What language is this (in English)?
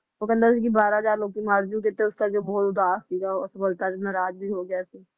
Punjabi